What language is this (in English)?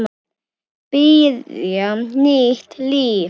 Icelandic